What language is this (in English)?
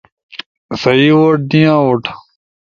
Ushojo